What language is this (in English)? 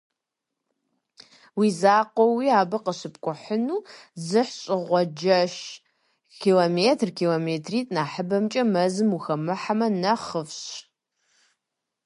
Kabardian